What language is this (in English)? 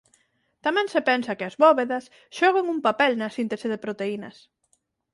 Galician